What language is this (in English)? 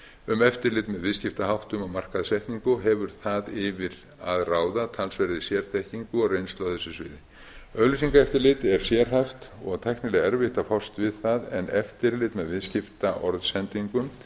Icelandic